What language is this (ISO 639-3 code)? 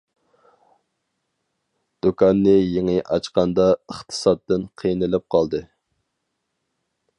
uig